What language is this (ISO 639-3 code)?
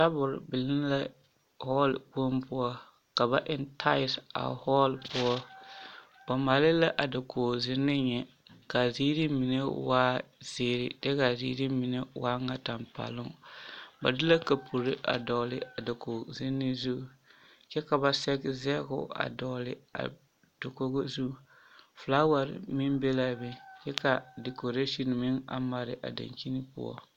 dga